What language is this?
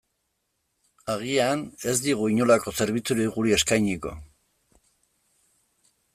Basque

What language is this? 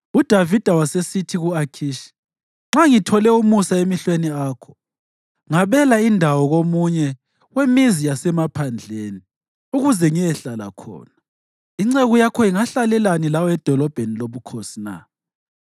North Ndebele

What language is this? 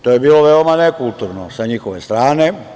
Serbian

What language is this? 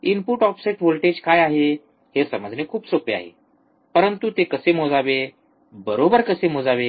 Marathi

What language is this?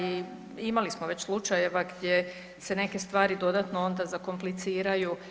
Croatian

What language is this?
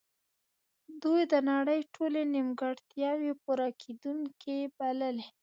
Pashto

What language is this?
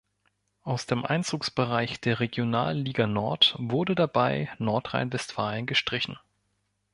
German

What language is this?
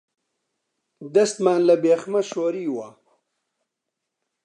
Central Kurdish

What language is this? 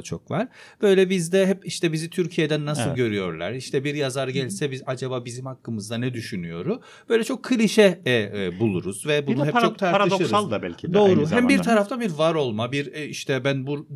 Turkish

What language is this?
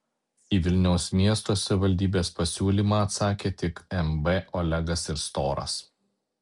Lithuanian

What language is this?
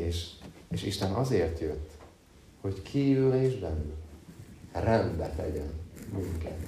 Hungarian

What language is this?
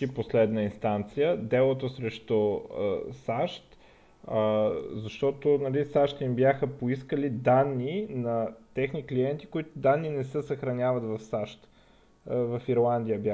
Bulgarian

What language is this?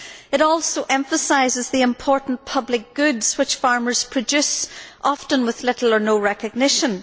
English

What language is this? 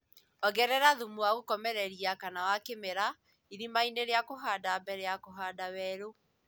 Kikuyu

